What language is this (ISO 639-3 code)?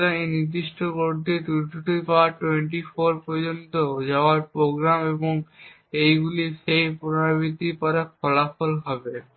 ben